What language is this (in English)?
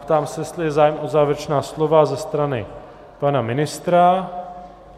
Czech